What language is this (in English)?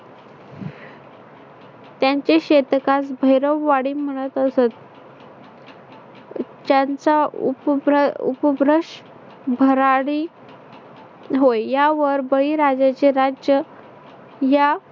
Marathi